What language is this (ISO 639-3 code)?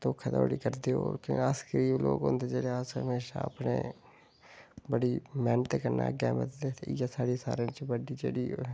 doi